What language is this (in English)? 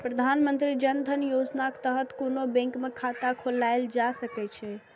Maithili